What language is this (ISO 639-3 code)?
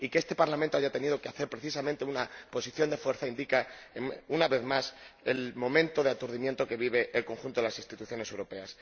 spa